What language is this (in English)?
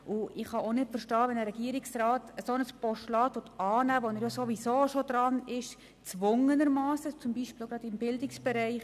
Swiss German